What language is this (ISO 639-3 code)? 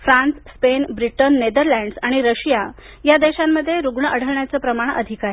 mar